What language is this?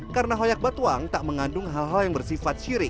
Indonesian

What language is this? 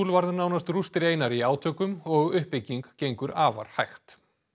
Icelandic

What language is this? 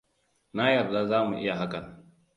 Hausa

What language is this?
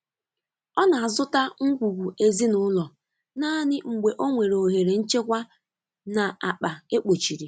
Igbo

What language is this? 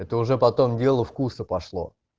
Russian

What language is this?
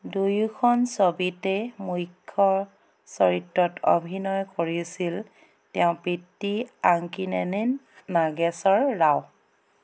Assamese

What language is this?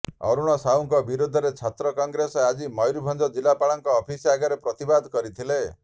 Odia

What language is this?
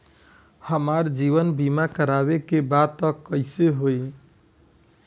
Bhojpuri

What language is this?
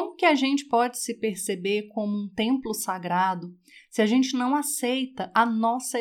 Portuguese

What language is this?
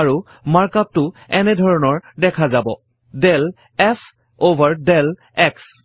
Assamese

